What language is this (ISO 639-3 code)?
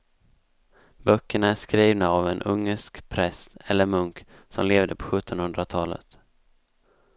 swe